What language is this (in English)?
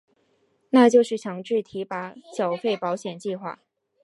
Chinese